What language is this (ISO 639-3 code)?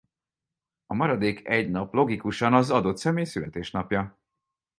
hun